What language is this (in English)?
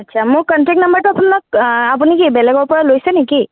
Assamese